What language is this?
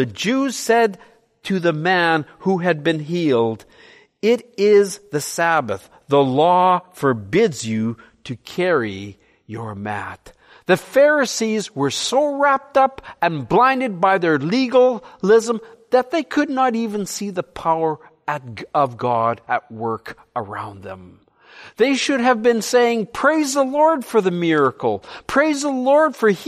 English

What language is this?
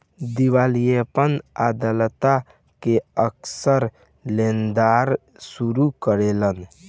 Bhojpuri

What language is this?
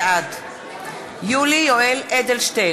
Hebrew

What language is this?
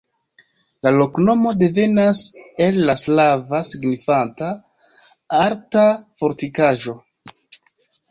Esperanto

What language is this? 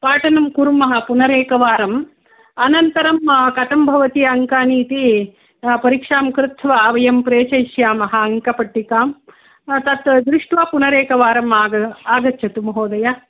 Sanskrit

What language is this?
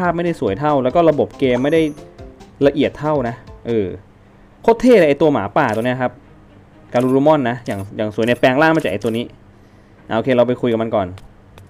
Thai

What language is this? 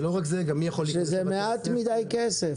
Hebrew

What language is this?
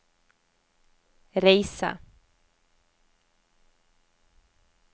Norwegian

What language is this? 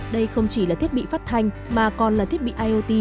Vietnamese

